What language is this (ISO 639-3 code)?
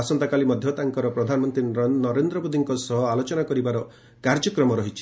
ori